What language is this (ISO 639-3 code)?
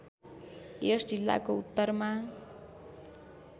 nep